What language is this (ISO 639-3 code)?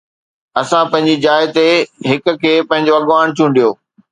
snd